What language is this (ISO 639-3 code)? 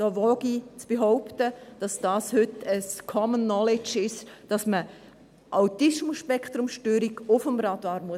gsw